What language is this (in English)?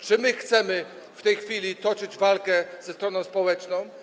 Polish